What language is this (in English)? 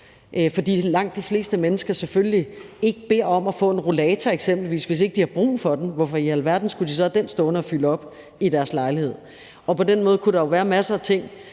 Danish